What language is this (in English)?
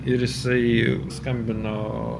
Lithuanian